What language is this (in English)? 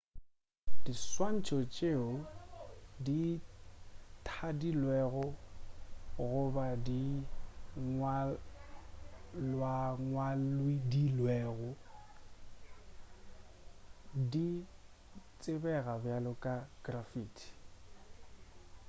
Northern Sotho